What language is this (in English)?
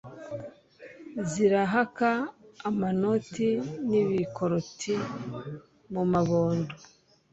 Kinyarwanda